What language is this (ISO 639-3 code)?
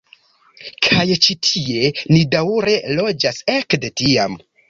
epo